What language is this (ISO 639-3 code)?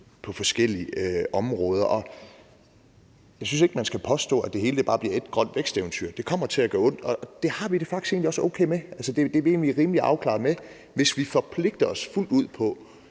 dan